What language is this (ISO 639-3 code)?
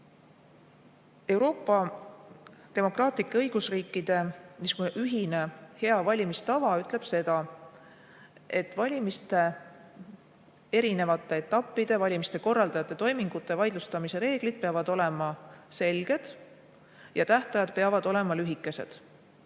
est